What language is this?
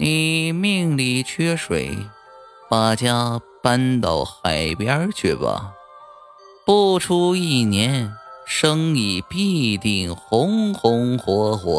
Chinese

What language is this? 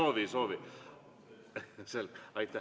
Estonian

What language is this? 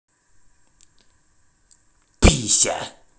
Russian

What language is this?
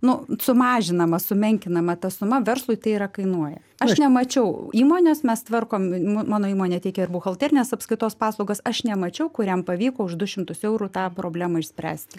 Lithuanian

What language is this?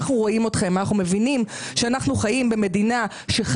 Hebrew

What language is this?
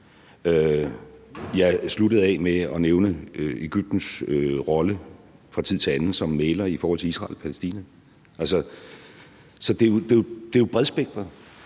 Danish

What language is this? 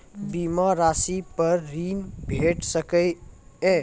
Maithili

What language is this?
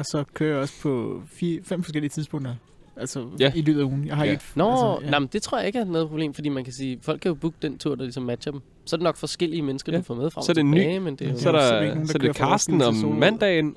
Danish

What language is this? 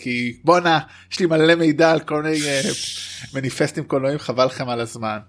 Hebrew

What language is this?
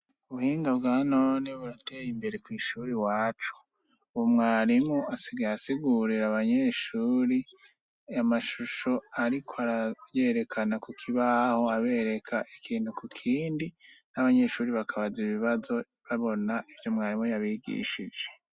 Rundi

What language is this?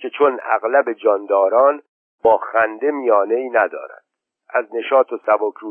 Persian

